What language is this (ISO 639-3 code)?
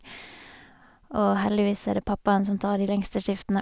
nor